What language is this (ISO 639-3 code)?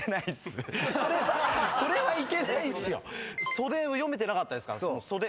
jpn